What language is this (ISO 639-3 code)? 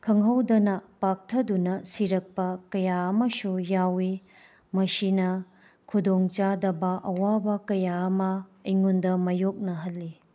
mni